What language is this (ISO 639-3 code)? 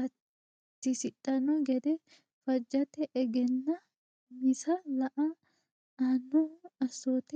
sid